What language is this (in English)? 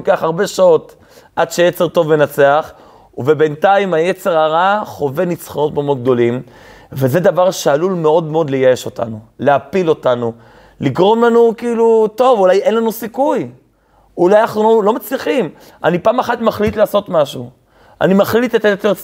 Hebrew